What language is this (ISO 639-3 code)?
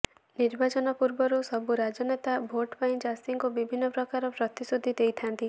ori